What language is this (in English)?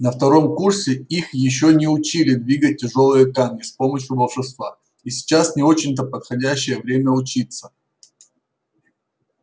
Russian